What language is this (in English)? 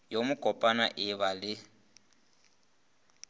Northern Sotho